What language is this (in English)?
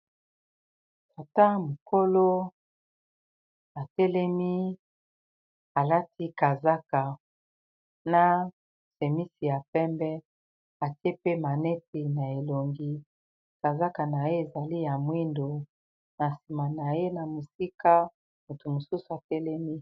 Lingala